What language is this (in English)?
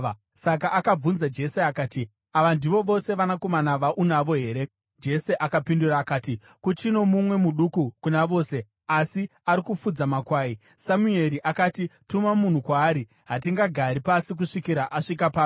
Shona